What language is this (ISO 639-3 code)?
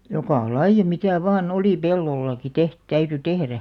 fin